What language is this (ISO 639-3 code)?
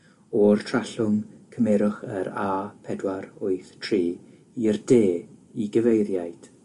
cym